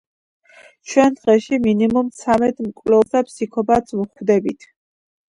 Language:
Georgian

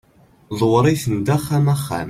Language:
Kabyle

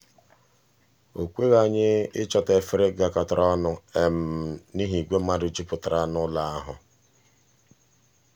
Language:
Igbo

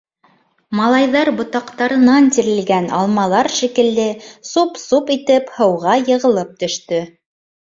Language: Bashkir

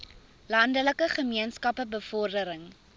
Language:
Afrikaans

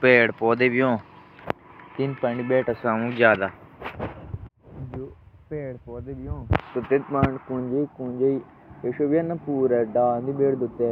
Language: Jaunsari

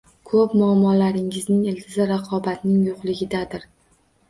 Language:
Uzbek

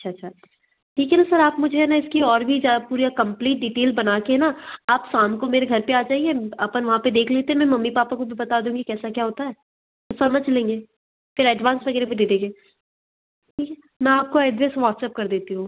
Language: Hindi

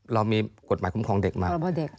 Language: Thai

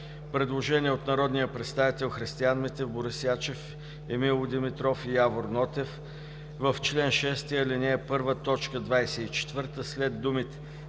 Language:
Bulgarian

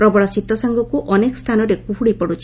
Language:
Odia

